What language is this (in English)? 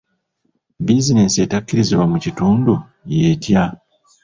Ganda